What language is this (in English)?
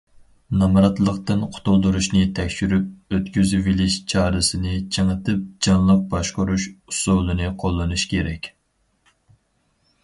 Uyghur